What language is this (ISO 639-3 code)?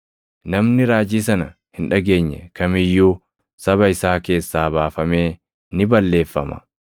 orm